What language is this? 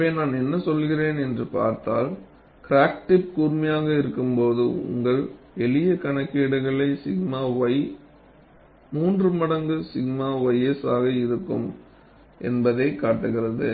Tamil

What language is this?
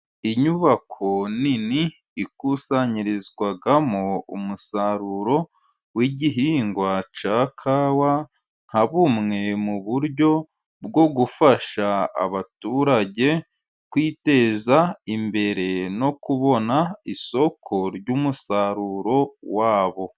Kinyarwanda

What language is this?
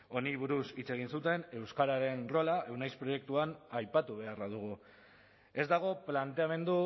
Basque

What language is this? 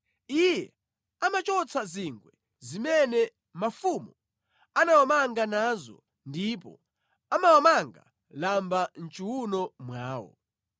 Nyanja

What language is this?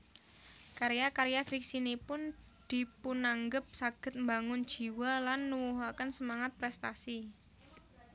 Javanese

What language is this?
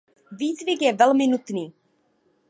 Czech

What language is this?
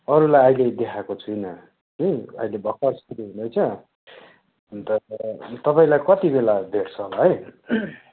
Nepali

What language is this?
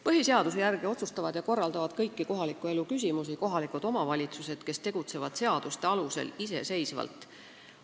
Estonian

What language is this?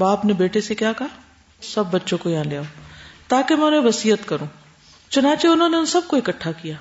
Urdu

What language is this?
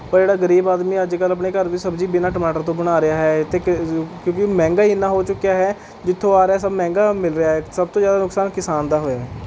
Punjabi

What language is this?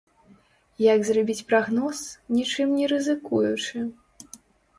Belarusian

